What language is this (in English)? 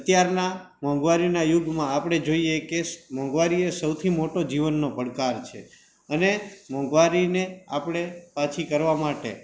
Gujarati